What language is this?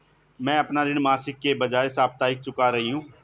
Hindi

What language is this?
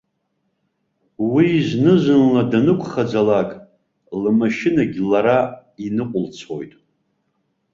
Abkhazian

